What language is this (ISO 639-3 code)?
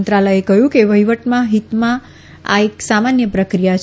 guj